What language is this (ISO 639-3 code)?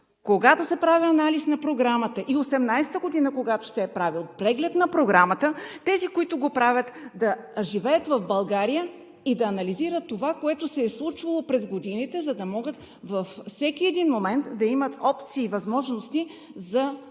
bul